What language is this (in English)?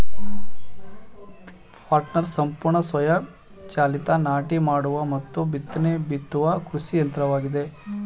Kannada